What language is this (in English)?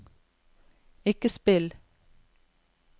Norwegian